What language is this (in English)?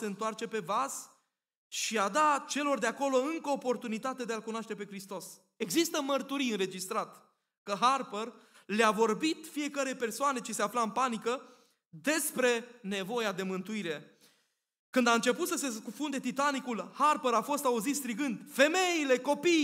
Romanian